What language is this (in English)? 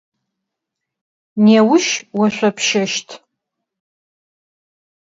Adyghe